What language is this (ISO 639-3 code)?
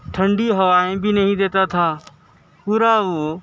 urd